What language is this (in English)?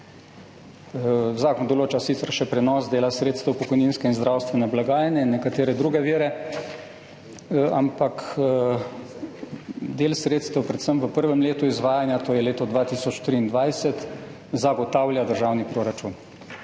Slovenian